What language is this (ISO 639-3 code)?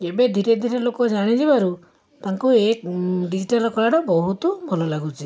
ori